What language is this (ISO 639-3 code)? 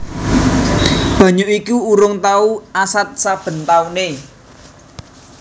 jav